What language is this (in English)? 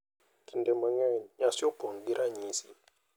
Luo (Kenya and Tanzania)